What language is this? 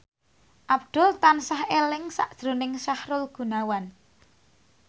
Javanese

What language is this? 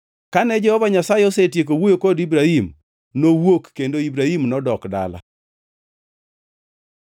Luo (Kenya and Tanzania)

